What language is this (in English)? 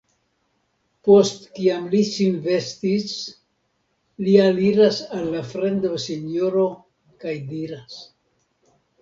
Esperanto